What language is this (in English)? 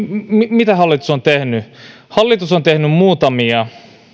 Finnish